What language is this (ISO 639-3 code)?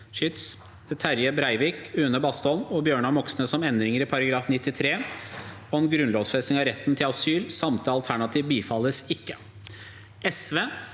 nor